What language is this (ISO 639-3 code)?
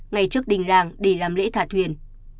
vie